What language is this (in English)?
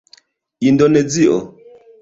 Esperanto